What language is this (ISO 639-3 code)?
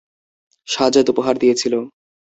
ben